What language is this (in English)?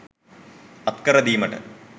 Sinhala